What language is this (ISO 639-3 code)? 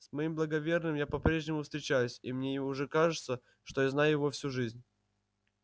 rus